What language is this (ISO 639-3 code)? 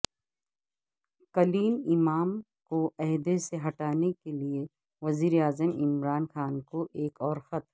urd